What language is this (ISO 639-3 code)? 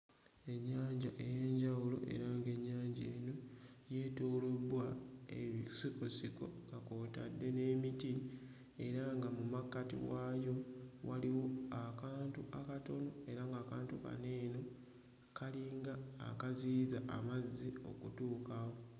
lug